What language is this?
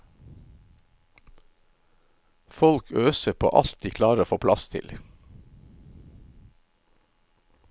Norwegian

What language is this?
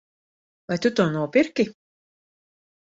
Latvian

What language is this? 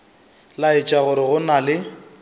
Northern Sotho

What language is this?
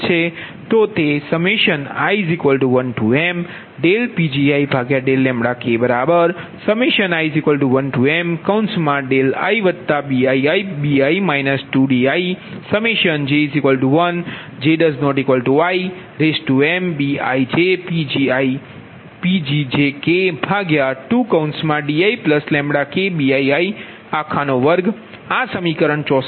Gujarati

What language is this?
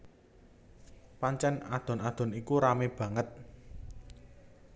Javanese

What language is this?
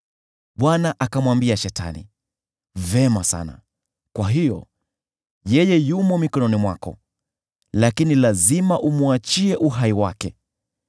Swahili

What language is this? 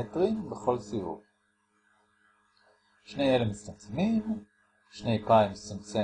Hebrew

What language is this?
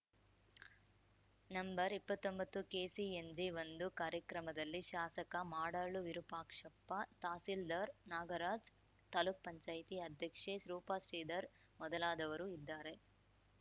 Kannada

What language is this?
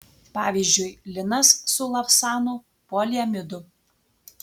Lithuanian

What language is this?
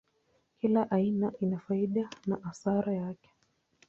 Swahili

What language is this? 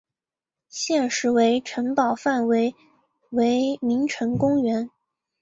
Chinese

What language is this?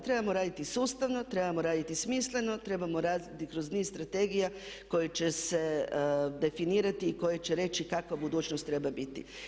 Croatian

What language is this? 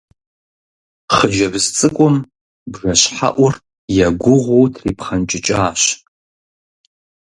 Kabardian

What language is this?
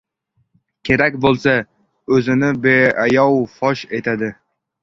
Uzbek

